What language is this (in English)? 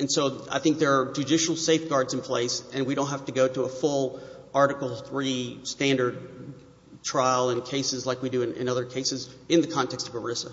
English